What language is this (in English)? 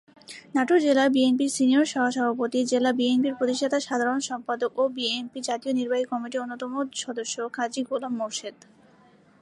Bangla